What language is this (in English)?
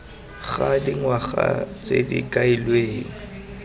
Tswana